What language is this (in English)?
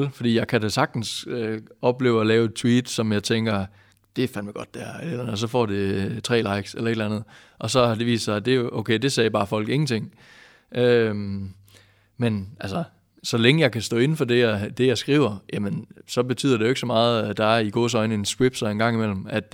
Danish